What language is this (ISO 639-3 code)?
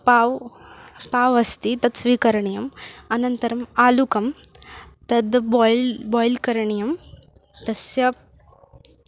san